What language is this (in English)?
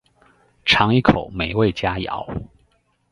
Chinese